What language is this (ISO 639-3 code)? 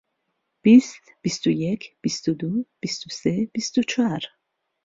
ckb